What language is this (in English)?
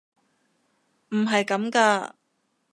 Cantonese